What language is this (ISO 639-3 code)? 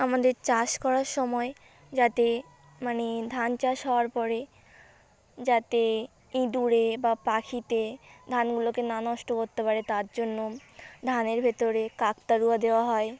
ben